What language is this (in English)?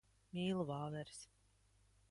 Latvian